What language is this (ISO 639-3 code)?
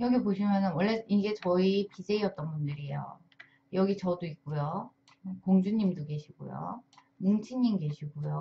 kor